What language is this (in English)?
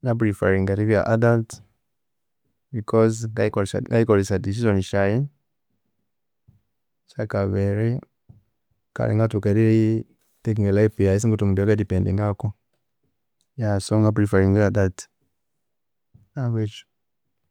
Konzo